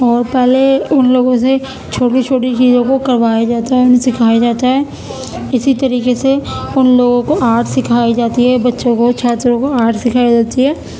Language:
Urdu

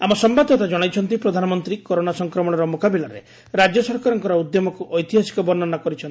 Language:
Odia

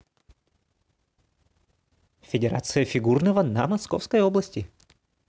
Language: Russian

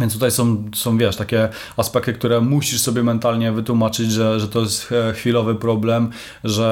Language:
Polish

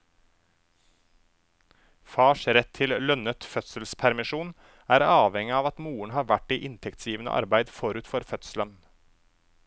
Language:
Norwegian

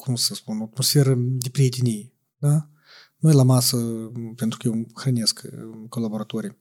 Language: Romanian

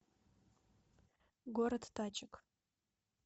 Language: Russian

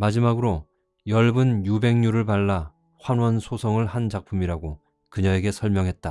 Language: Korean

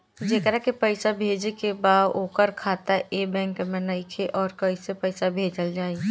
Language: Bhojpuri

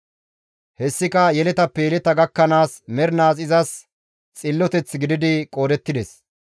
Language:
Gamo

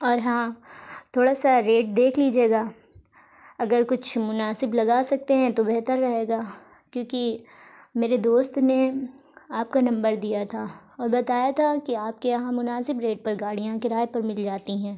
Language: Urdu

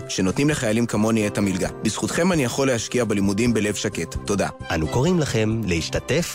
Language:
Hebrew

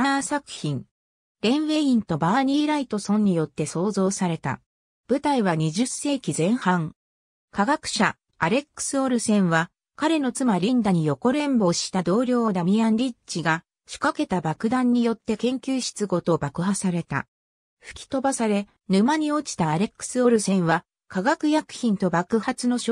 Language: Japanese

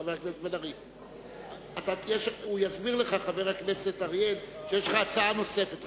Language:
Hebrew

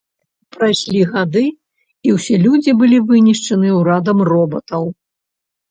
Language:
Belarusian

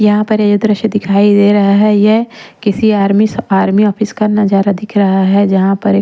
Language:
Hindi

